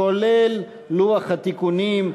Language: Hebrew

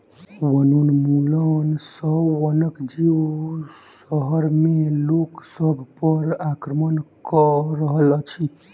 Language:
Maithili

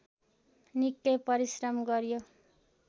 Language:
Nepali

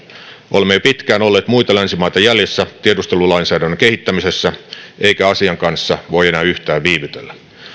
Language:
Finnish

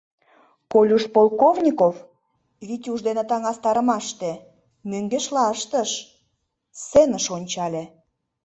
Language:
Mari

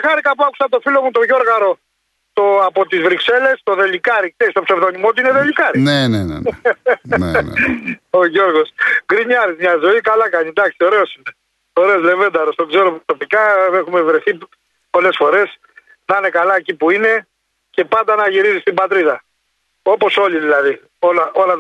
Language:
Greek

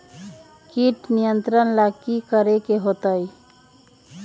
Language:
Magahi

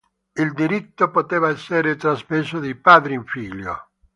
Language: Italian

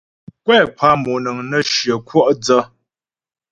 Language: Ghomala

